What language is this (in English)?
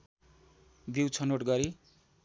Nepali